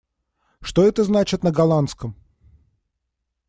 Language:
Russian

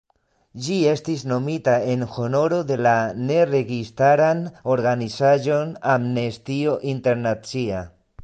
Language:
Esperanto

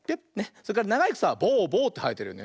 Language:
Japanese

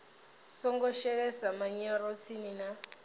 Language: Venda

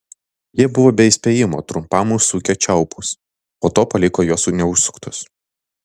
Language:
Lithuanian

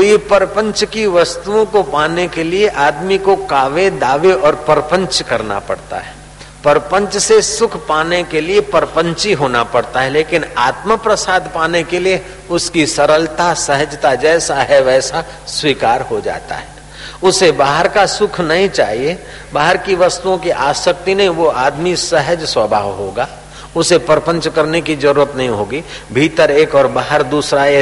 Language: Hindi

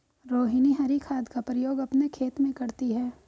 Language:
Hindi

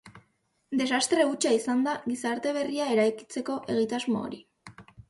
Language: Basque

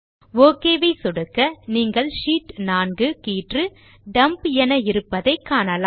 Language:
Tamil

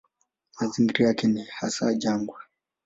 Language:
Swahili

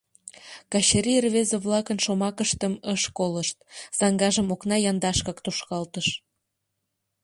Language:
Mari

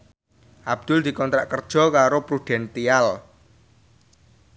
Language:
Javanese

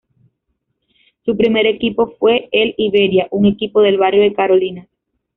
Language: Spanish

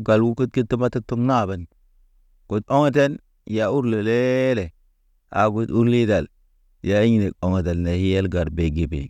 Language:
Naba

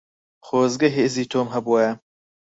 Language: Central Kurdish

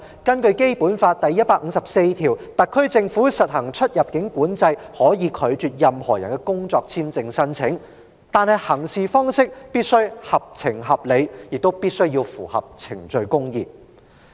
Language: Cantonese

